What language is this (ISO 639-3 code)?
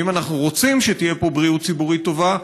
heb